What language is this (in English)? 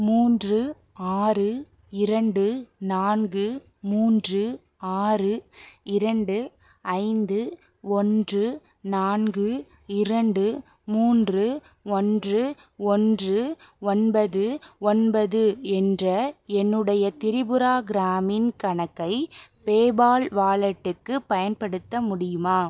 Tamil